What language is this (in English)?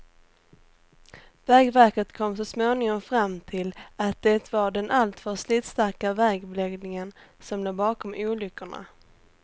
Swedish